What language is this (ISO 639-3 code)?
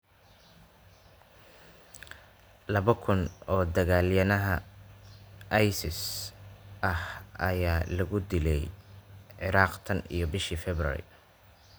som